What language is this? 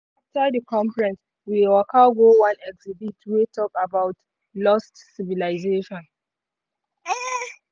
Nigerian Pidgin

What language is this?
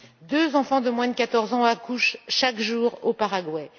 French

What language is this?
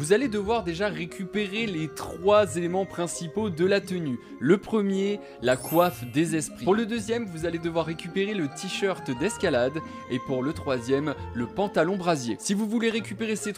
French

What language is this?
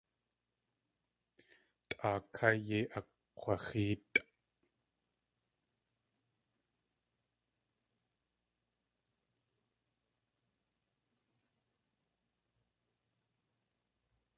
Tlingit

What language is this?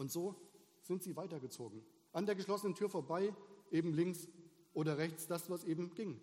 German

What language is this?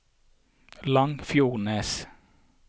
Norwegian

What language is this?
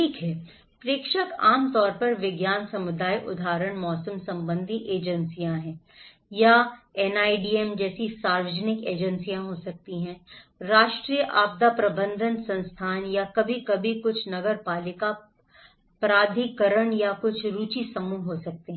Hindi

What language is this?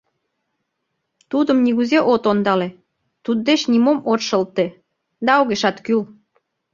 Mari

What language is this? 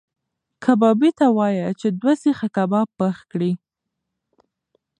Pashto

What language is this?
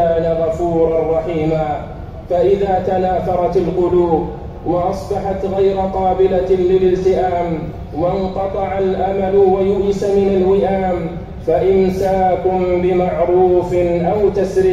Arabic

